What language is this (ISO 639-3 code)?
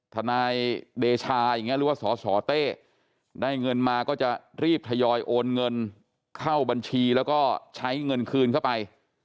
tha